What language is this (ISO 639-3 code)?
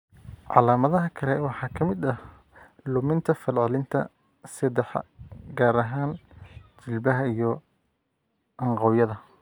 som